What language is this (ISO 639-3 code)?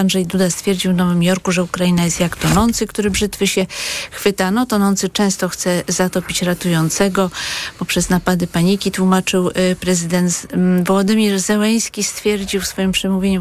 pol